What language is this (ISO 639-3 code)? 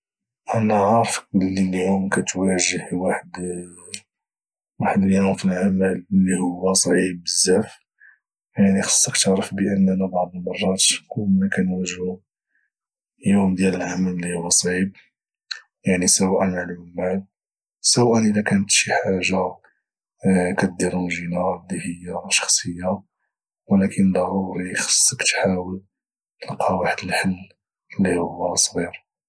ary